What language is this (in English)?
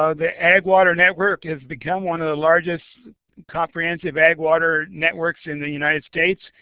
English